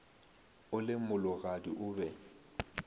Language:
Northern Sotho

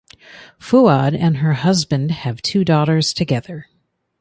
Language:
English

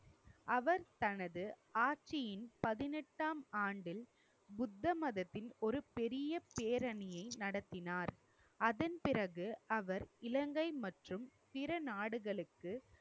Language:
Tamil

